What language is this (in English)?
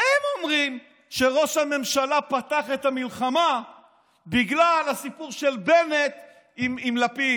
Hebrew